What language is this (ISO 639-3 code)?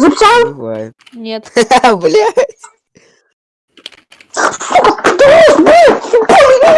rus